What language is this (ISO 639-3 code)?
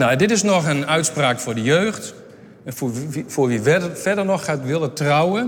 nld